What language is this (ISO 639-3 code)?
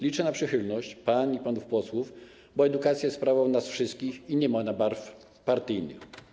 pol